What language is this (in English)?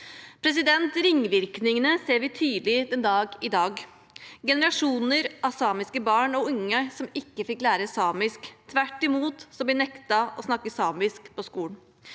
Norwegian